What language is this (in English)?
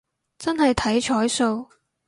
Cantonese